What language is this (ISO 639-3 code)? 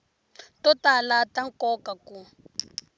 tso